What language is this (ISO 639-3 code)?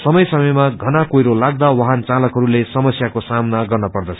nep